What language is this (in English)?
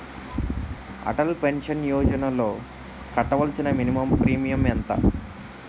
Telugu